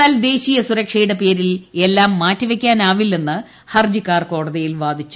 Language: Malayalam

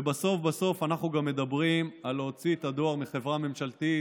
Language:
Hebrew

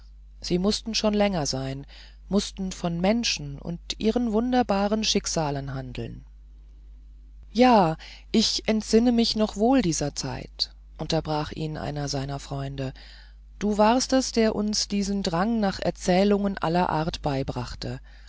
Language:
German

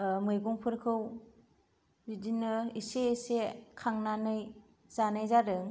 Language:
Bodo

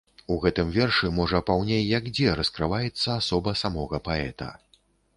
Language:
Belarusian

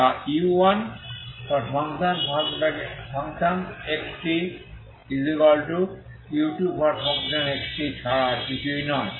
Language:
Bangla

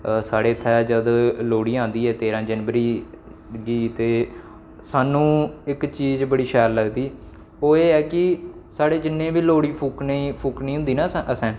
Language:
Dogri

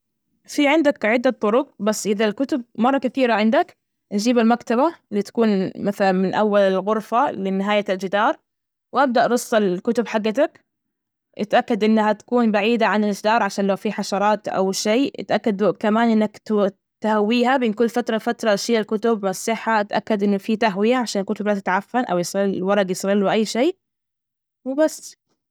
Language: Najdi Arabic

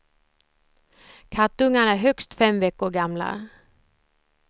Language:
Swedish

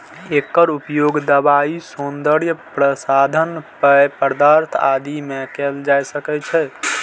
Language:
Maithili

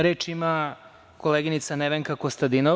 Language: Serbian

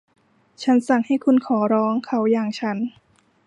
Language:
Thai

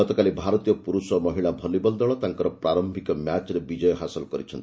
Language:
Odia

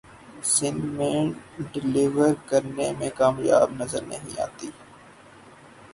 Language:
Urdu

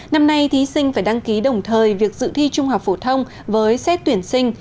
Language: Vietnamese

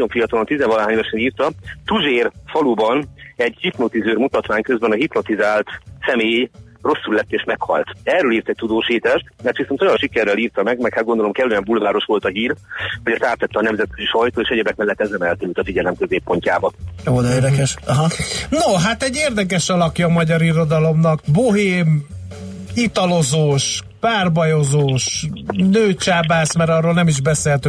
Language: Hungarian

